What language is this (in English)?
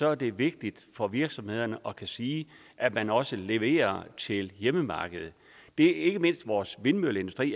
Danish